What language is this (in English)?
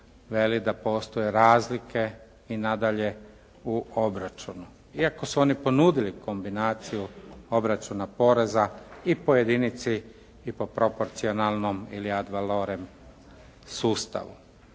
Croatian